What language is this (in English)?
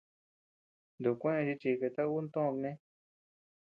Tepeuxila Cuicatec